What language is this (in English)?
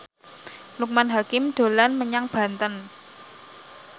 Javanese